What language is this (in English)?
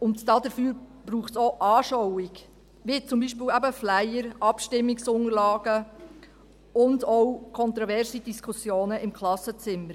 Swiss German